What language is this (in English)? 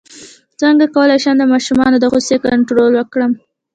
Pashto